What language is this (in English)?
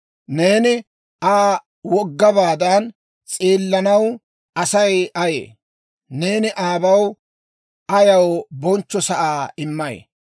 Dawro